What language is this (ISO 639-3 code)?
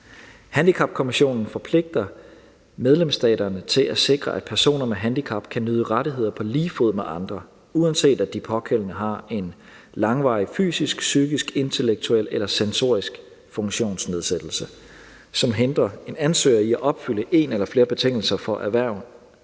dan